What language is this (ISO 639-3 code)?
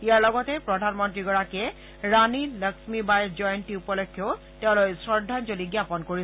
asm